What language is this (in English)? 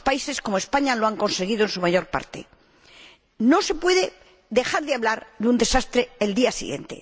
Spanish